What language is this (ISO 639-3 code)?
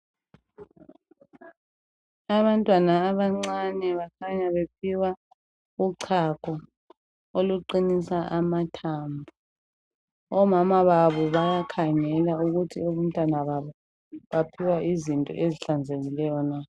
nde